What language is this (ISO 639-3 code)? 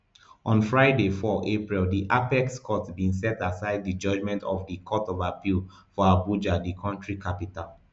pcm